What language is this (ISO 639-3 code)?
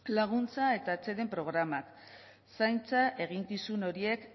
eus